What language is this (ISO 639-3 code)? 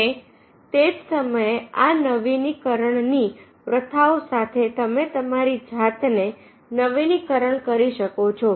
guj